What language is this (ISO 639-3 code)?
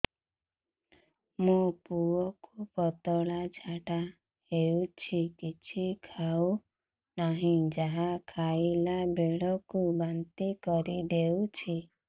ori